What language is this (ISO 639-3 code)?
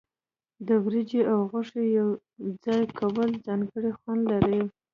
pus